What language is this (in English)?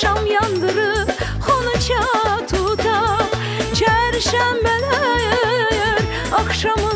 Turkish